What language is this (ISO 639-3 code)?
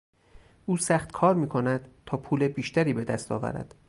fas